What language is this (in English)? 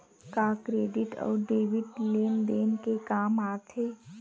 Chhattisgarhi